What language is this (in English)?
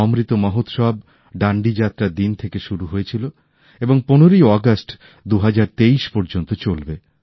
Bangla